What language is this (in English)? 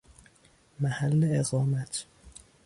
Persian